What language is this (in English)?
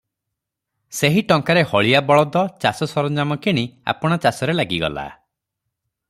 Odia